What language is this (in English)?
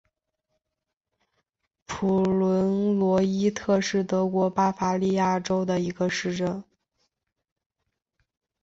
Chinese